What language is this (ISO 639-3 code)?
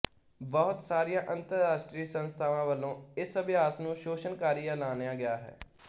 pan